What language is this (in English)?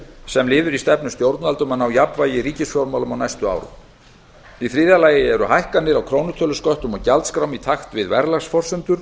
Icelandic